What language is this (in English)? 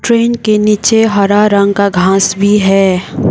Hindi